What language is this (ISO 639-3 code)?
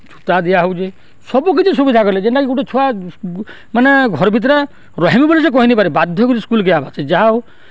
ori